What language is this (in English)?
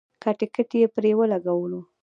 Pashto